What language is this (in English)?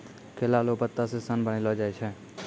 Maithili